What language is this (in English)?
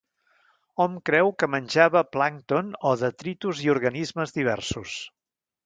Catalan